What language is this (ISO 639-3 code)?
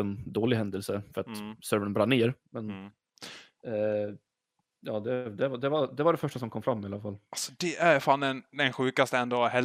swe